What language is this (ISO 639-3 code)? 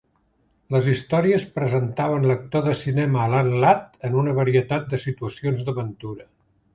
cat